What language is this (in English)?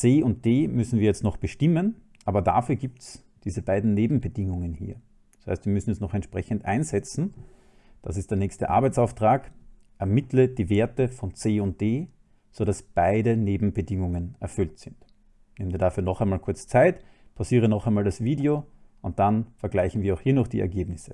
German